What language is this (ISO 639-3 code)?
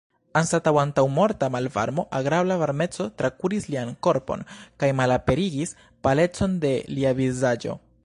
epo